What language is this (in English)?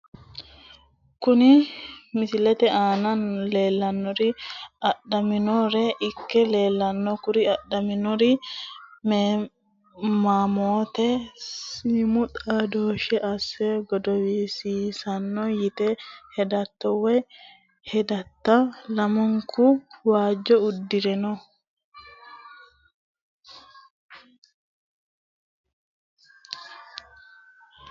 Sidamo